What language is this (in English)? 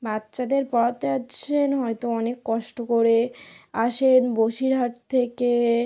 Bangla